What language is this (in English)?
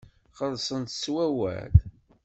Kabyle